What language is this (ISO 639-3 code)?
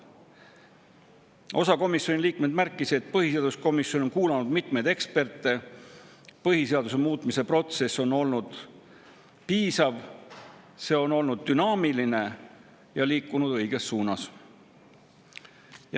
est